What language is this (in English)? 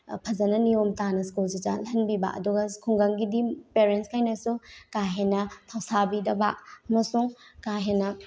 Manipuri